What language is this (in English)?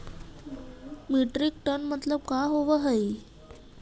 Magahi